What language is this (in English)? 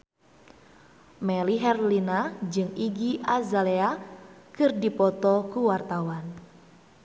Sundanese